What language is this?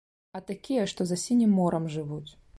Belarusian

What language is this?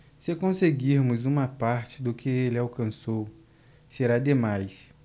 Portuguese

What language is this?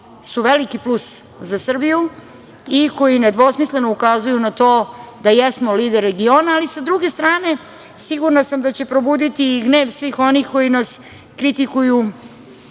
Serbian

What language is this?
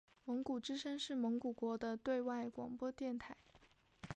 Chinese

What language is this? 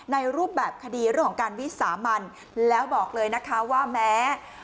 Thai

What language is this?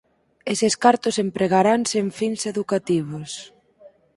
Galician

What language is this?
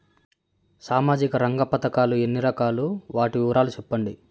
Telugu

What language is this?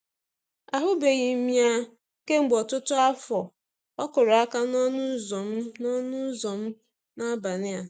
Igbo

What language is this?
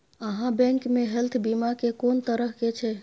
Maithili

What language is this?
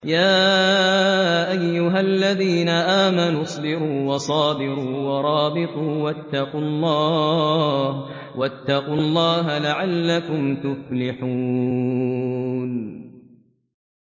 Arabic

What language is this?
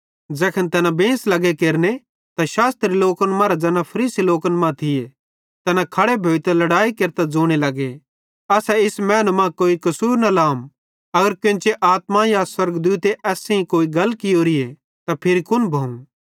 Bhadrawahi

